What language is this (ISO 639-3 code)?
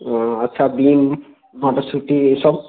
ben